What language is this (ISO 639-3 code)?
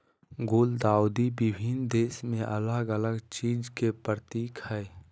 mag